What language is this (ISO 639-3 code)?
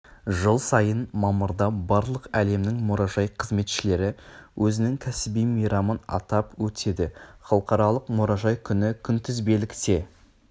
kaz